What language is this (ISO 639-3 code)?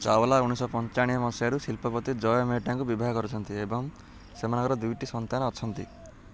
ori